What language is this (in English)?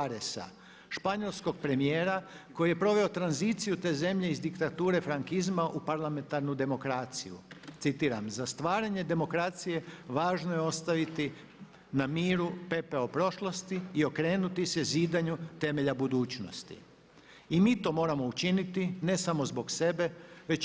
Croatian